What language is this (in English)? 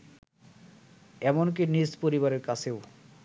Bangla